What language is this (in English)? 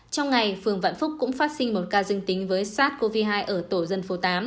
Vietnamese